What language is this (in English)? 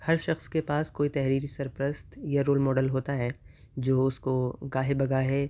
Urdu